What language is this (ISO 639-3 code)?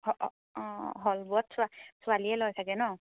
asm